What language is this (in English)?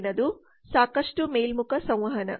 Kannada